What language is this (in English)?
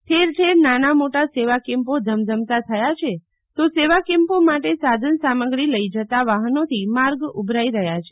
Gujarati